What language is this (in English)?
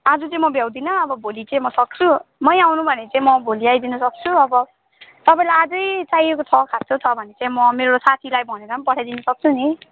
Nepali